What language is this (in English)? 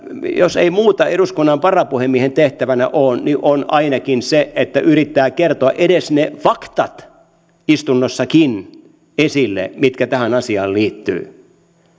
Finnish